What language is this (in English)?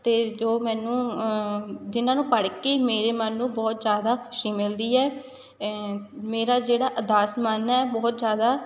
Punjabi